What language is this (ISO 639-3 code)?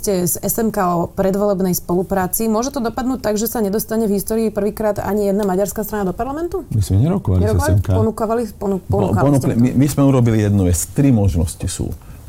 slk